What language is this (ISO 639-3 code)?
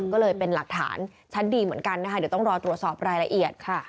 tha